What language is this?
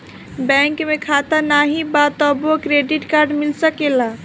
Bhojpuri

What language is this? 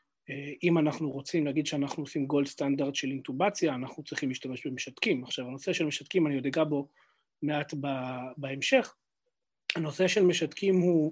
Hebrew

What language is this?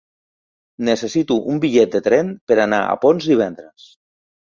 Catalan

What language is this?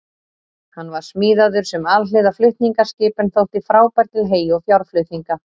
Icelandic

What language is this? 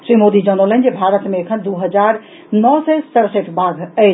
Maithili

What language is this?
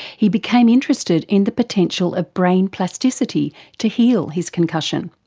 English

